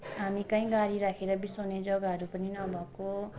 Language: Nepali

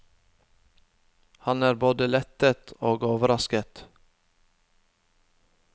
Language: Norwegian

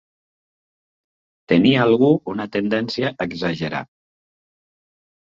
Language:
Catalan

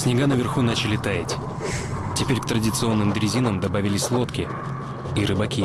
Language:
Russian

